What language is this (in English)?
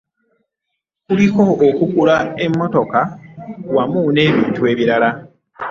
Ganda